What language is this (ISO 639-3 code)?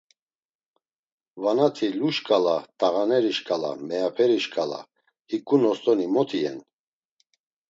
lzz